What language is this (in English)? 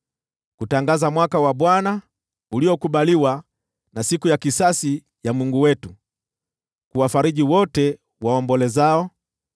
Swahili